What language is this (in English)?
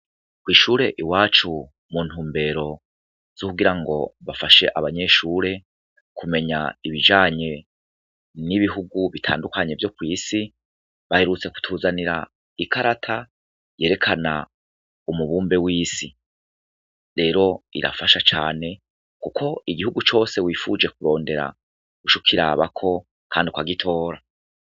Rundi